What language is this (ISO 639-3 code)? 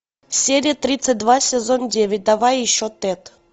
rus